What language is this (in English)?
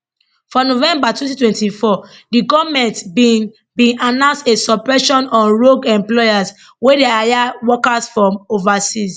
Nigerian Pidgin